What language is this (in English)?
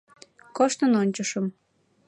Mari